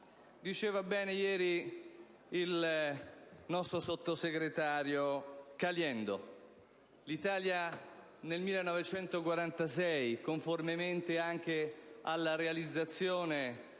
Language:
Italian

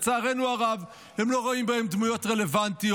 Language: Hebrew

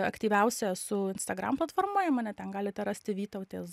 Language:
Lithuanian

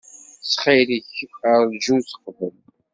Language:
Kabyle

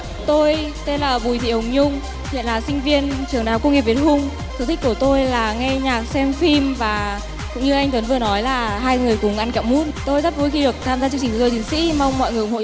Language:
Vietnamese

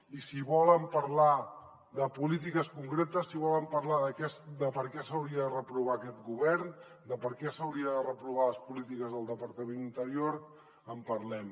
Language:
Catalan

